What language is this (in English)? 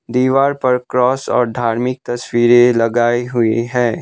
Hindi